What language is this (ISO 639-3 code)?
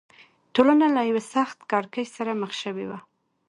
pus